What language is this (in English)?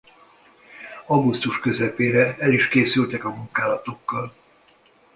Hungarian